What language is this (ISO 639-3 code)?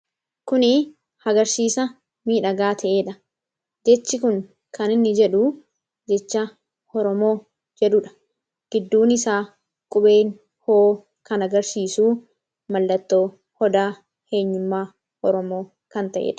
orm